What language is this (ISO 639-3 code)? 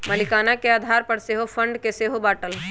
mag